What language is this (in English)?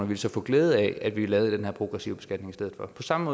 Danish